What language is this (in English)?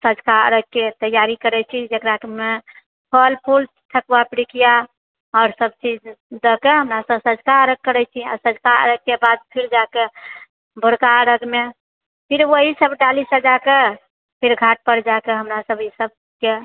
Maithili